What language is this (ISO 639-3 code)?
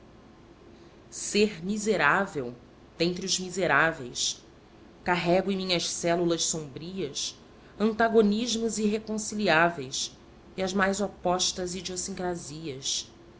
por